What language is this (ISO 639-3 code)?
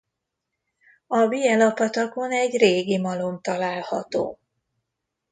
hun